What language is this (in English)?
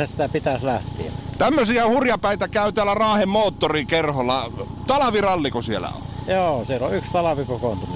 Finnish